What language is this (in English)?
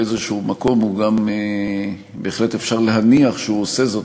Hebrew